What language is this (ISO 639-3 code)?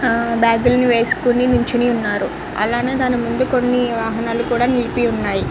tel